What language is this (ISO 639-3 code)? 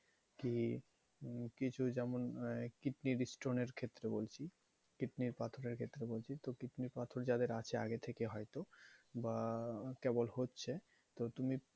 ben